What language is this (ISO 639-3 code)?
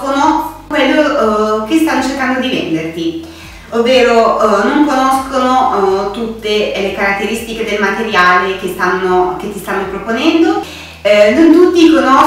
ita